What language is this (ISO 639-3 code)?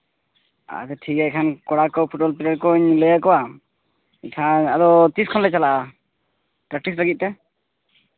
sat